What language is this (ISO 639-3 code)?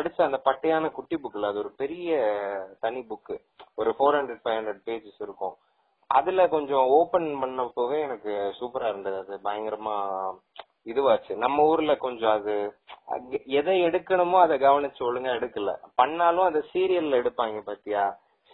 tam